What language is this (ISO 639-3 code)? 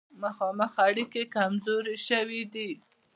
pus